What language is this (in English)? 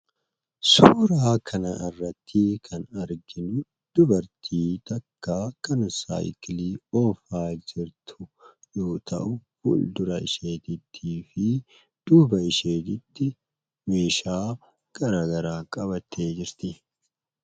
Oromo